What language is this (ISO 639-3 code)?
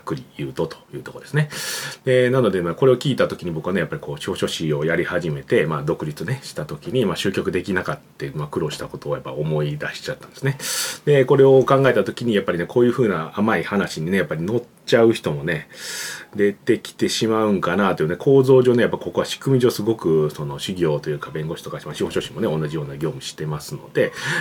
jpn